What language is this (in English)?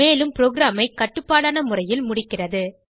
Tamil